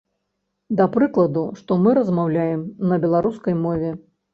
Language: Belarusian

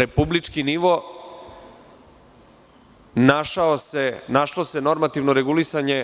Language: Serbian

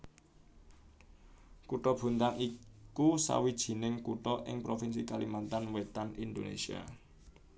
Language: Javanese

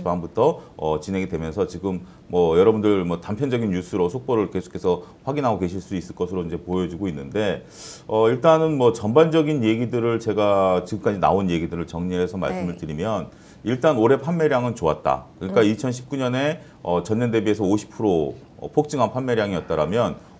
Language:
Korean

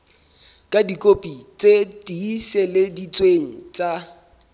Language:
Southern Sotho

